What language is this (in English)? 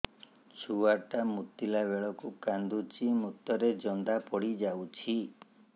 Odia